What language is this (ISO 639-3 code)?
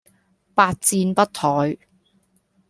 yue